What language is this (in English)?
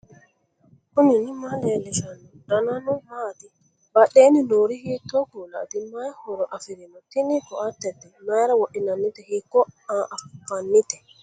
Sidamo